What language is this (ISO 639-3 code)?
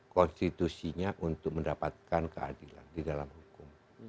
ind